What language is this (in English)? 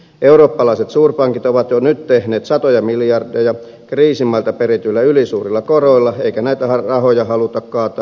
Finnish